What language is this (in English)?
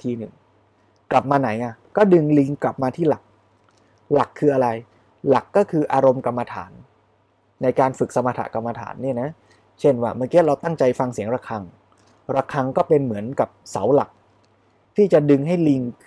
Thai